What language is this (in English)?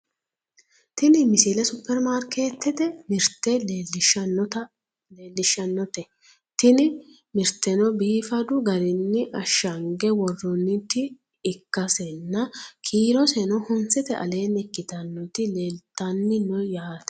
Sidamo